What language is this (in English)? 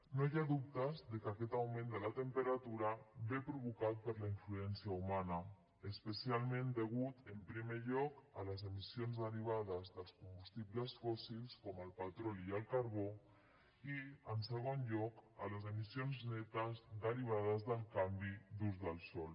Catalan